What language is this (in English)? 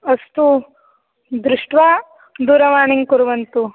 Sanskrit